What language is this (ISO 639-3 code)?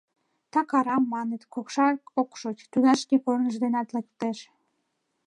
chm